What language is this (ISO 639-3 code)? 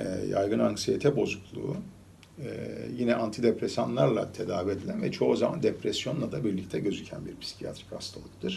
tur